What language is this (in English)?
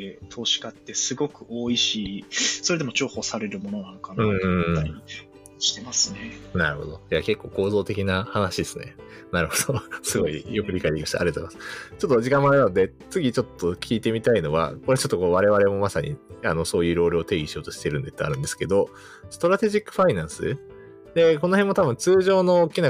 Japanese